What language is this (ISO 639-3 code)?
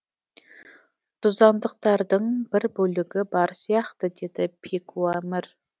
kaz